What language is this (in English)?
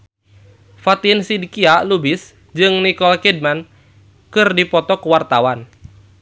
Sundanese